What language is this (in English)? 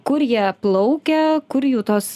Lithuanian